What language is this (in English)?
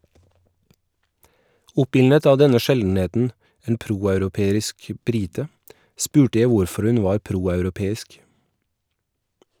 Norwegian